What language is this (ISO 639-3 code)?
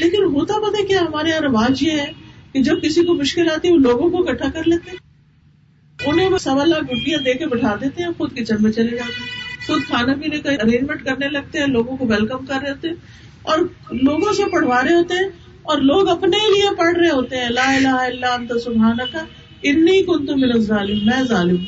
urd